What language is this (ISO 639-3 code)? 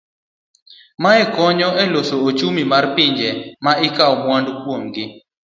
luo